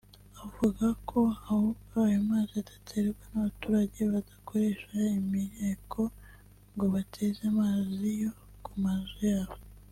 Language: Kinyarwanda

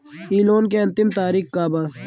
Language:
Bhojpuri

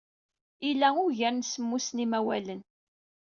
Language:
Kabyle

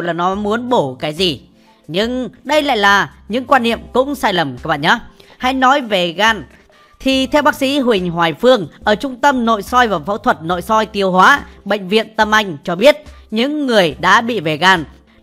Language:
Vietnamese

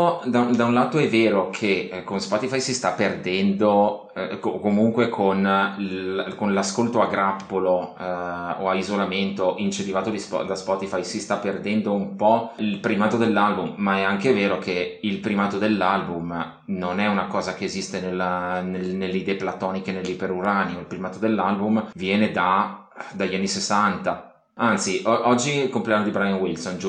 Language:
Italian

